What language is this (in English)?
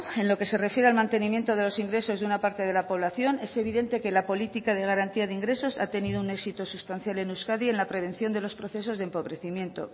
Spanish